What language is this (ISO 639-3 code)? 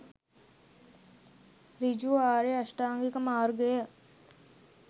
sin